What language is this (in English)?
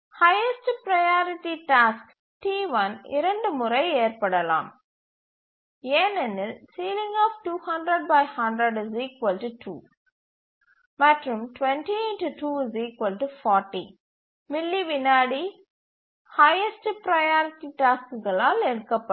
Tamil